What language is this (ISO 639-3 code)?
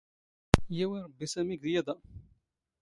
zgh